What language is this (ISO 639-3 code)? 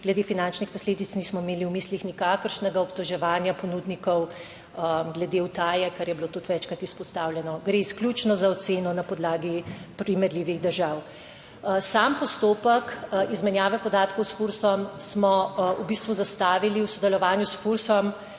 slv